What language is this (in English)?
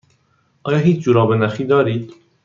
Persian